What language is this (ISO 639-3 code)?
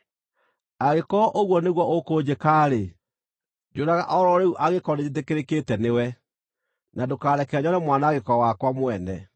kik